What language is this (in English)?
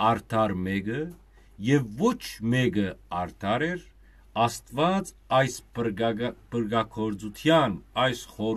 Turkish